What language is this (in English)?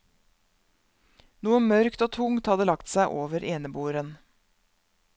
Norwegian